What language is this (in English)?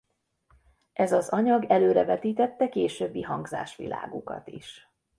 Hungarian